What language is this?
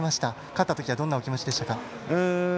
Japanese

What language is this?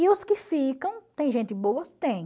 Portuguese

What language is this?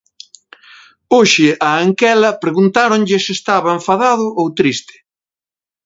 Galician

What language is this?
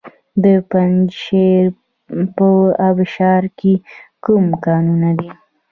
Pashto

